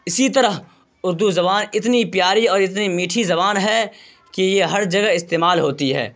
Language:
Urdu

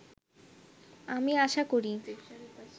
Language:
Bangla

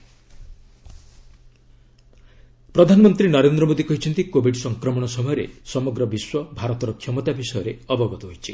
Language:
Odia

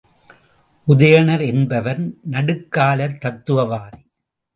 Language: Tamil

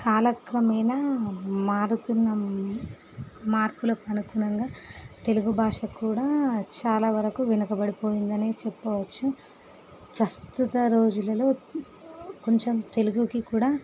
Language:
Telugu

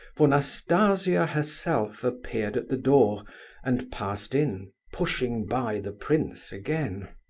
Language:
English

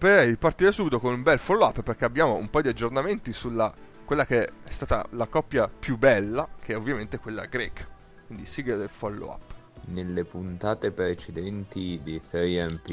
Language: Italian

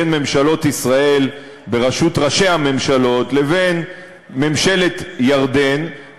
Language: Hebrew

